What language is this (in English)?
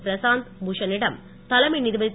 Tamil